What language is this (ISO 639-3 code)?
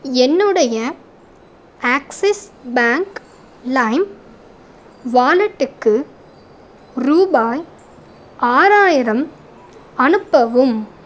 tam